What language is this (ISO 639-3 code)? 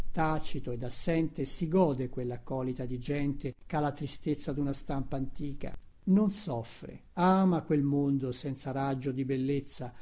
ita